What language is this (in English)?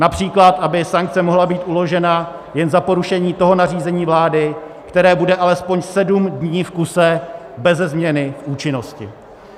Czech